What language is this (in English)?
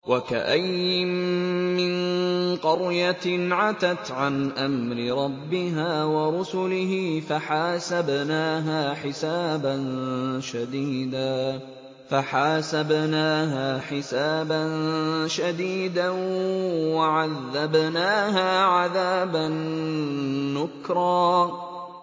Arabic